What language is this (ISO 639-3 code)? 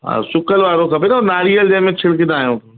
snd